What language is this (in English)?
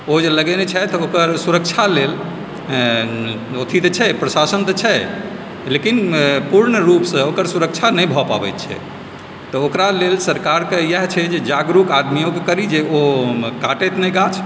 Maithili